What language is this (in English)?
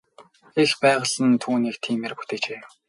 Mongolian